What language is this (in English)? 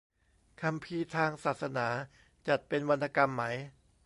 Thai